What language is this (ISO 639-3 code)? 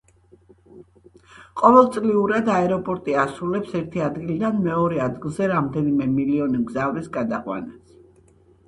kat